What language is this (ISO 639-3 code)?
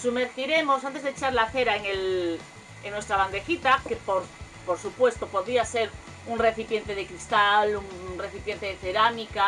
spa